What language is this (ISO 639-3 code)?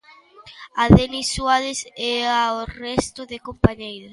glg